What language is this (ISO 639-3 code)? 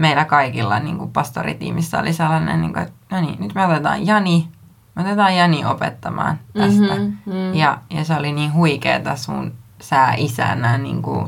fin